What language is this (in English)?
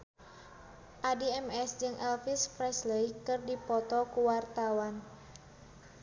Sundanese